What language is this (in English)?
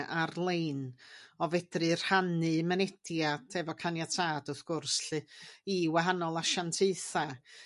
Welsh